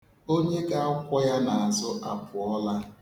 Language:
Igbo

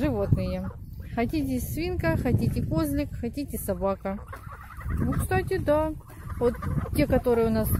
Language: Russian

